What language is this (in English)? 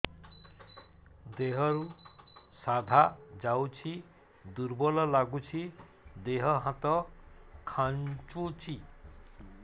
Odia